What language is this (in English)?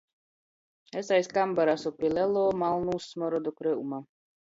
Latgalian